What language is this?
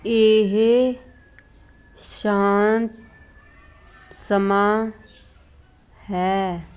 Punjabi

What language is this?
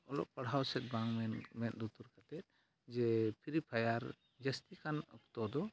Santali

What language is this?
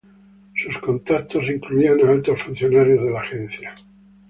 Spanish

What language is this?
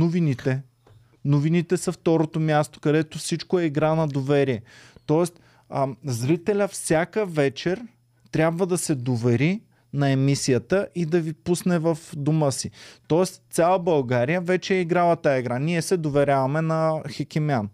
Bulgarian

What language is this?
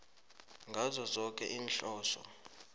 South Ndebele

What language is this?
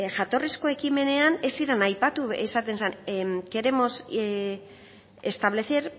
Basque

